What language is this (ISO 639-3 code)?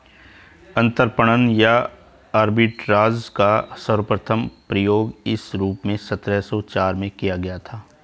hin